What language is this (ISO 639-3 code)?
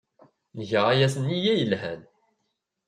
kab